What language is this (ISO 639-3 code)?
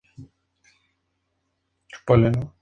spa